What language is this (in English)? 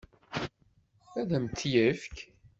Kabyle